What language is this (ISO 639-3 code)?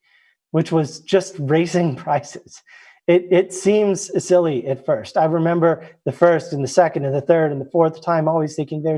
eng